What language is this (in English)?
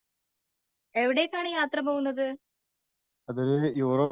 Malayalam